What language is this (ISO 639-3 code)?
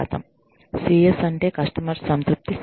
tel